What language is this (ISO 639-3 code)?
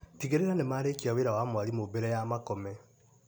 kik